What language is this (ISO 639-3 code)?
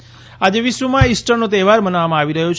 guj